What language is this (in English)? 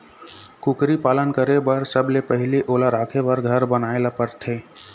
Chhattisgarhi